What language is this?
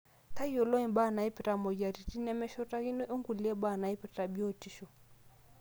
Masai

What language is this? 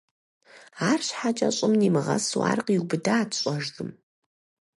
Kabardian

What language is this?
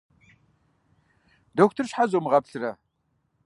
Kabardian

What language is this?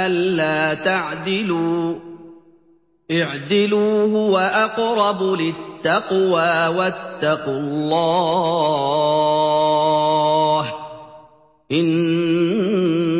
Arabic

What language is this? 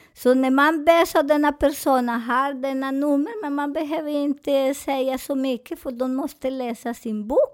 Swedish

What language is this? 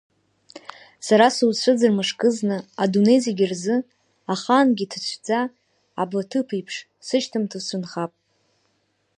Abkhazian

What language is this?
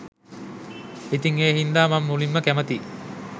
Sinhala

